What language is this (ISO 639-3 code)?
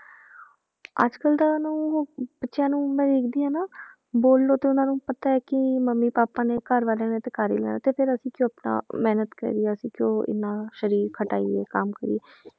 pan